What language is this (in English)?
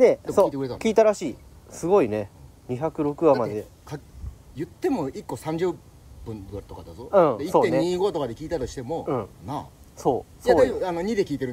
Japanese